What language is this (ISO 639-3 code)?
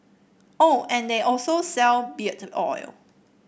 eng